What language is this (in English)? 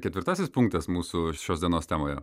Lithuanian